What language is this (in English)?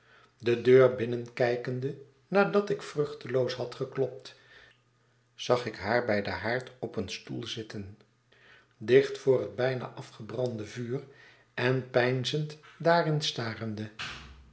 Dutch